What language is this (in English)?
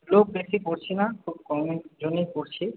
Bangla